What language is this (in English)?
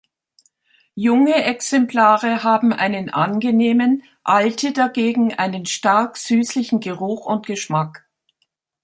German